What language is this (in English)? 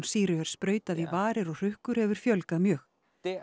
Icelandic